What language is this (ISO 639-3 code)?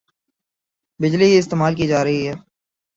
urd